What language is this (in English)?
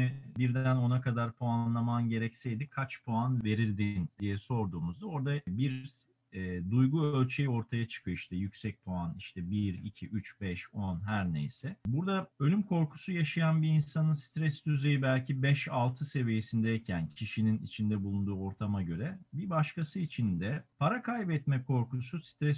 Turkish